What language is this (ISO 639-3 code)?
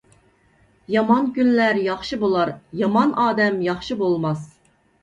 uig